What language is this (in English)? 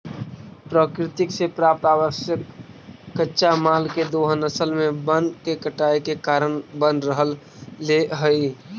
Magahi